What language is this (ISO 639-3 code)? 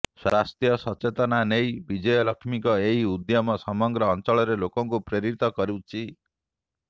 ori